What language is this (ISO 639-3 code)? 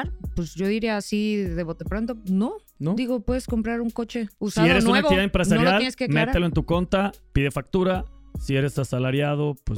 spa